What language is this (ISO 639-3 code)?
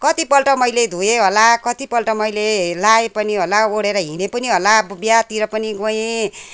nep